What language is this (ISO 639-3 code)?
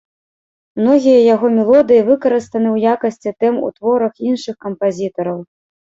bel